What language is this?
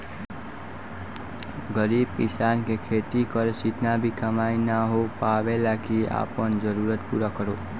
Bhojpuri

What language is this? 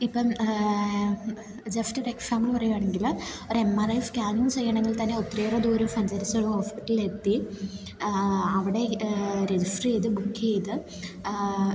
Malayalam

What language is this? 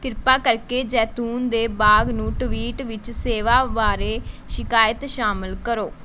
Punjabi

